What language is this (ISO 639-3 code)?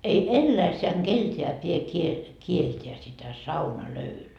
fin